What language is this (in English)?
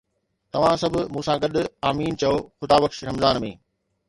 Sindhi